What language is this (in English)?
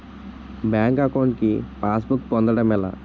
Telugu